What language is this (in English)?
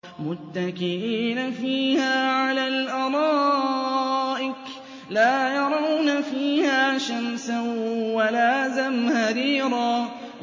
Arabic